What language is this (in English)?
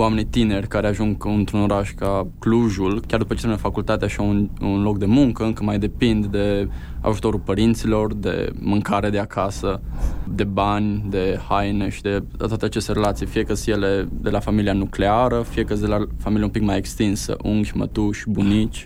Romanian